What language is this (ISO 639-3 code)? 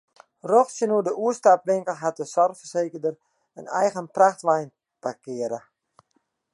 fry